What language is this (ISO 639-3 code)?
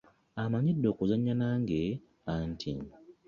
lug